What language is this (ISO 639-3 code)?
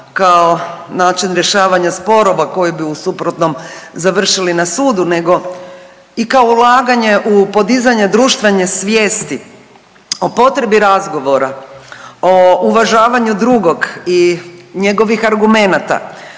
hrv